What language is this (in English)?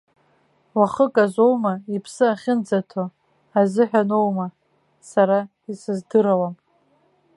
Abkhazian